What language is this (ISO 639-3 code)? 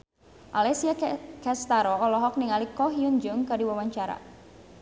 sun